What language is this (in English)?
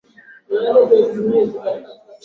Swahili